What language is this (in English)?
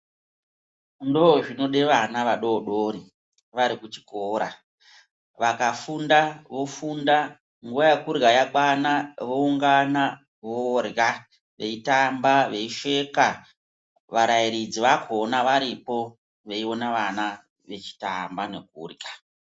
Ndau